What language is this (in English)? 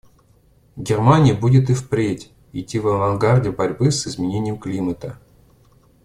Russian